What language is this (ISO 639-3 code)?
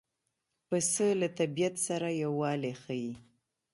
pus